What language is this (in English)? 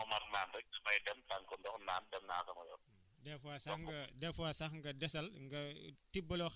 Wolof